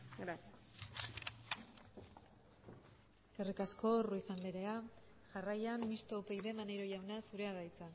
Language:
Basque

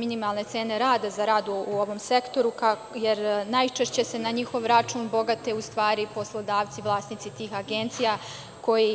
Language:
Serbian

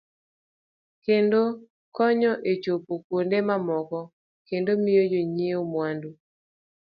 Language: Luo (Kenya and Tanzania)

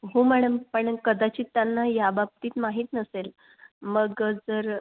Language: Marathi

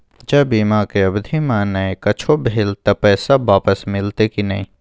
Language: Maithili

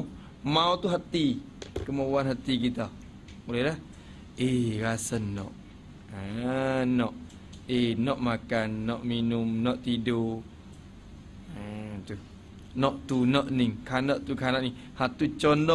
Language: Malay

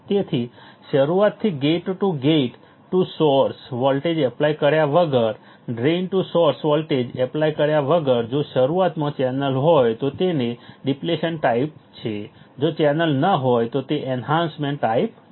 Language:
Gujarati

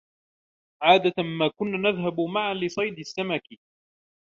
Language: Arabic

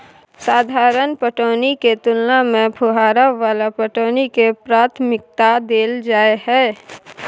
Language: Maithili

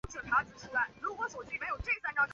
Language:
Chinese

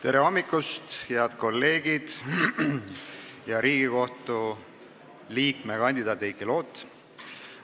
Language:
Estonian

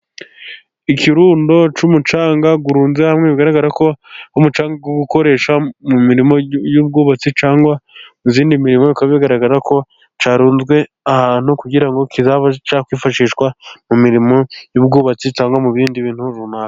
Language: Kinyarwanda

